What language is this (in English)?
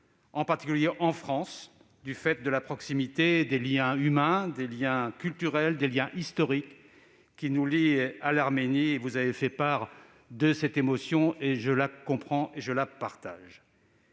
French